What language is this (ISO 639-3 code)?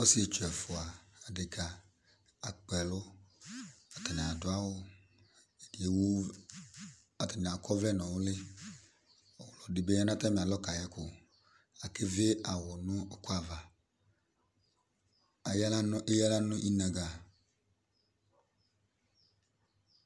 kpo